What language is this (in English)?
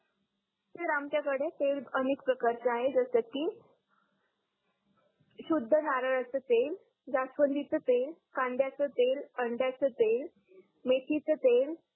Marathi